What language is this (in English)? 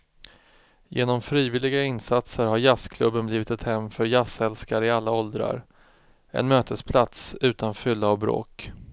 Swedish